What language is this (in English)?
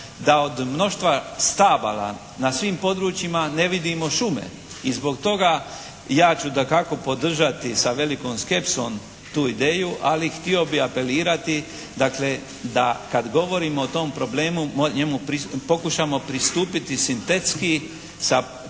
Croatian